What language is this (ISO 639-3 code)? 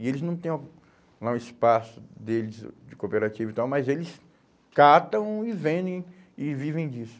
por